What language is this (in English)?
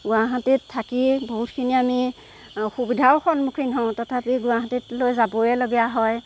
Assamese